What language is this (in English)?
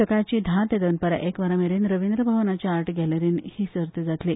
Konkani